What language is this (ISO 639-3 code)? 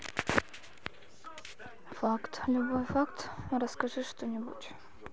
rus